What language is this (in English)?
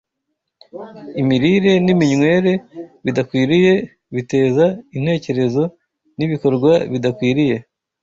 Kinyarwanda